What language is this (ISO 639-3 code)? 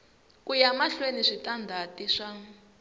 tso